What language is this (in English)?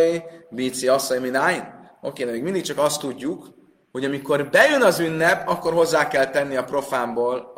Hungarian